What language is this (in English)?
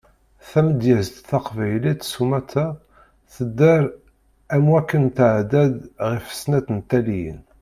Kabyle